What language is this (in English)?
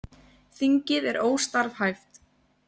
Icelandic